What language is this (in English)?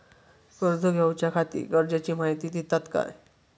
Marathi